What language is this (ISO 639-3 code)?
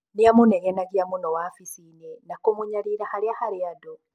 kik